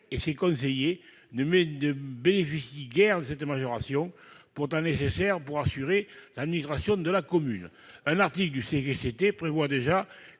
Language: French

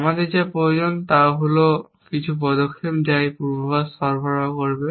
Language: Bangla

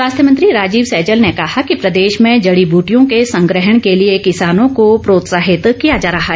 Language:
Hindi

